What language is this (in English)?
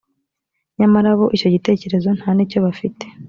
Kinyarwanda